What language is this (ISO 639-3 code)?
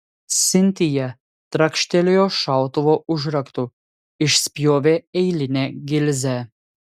lit